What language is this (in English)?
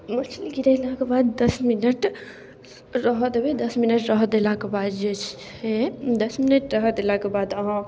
Maithili